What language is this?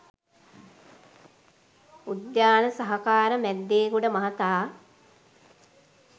Sinhala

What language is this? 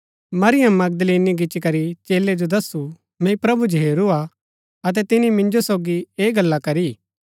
Gaddi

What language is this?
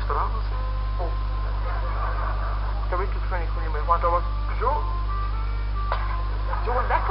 Dutch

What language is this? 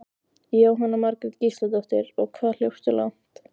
Icelandic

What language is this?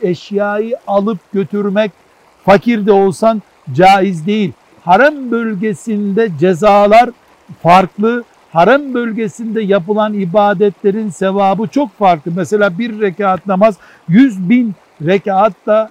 Turkish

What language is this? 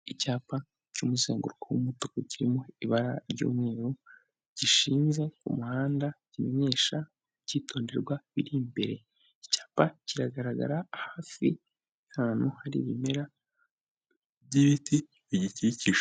Kinyarwanda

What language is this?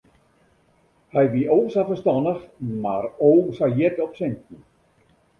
Western Frisian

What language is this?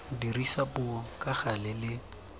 Tswana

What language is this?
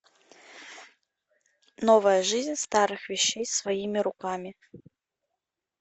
Russian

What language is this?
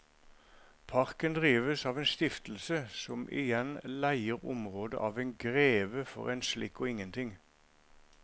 Norwegian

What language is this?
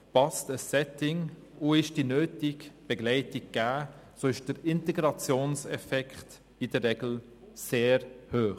Swiss German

